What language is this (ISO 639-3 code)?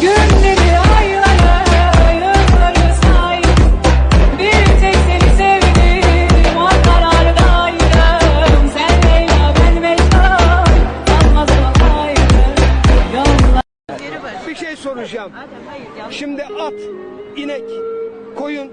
tur